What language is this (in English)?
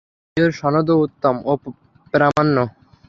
Bangla